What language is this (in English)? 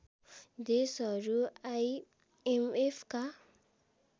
Nepali